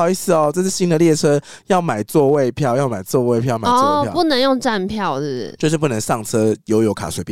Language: Chinese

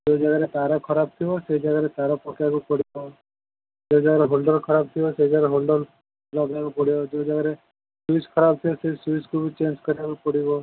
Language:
Odia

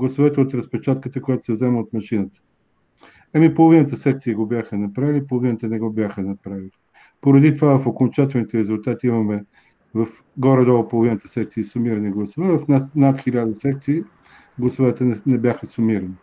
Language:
Bulgarian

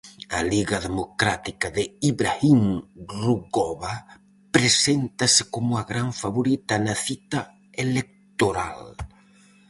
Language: Galician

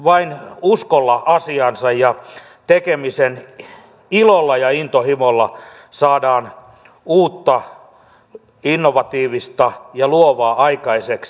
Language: Finnish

